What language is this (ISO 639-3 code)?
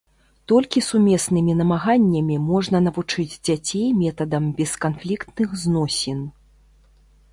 bel